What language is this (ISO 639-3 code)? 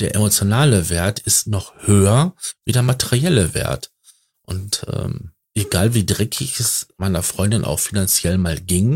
deu